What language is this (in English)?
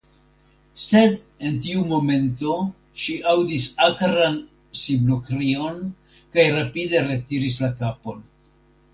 Esperanto